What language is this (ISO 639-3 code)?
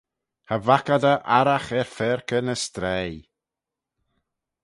glv